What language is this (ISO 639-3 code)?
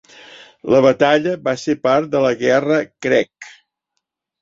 cat